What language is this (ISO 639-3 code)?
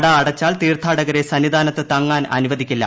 mal